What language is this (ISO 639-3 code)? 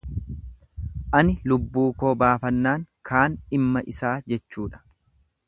orm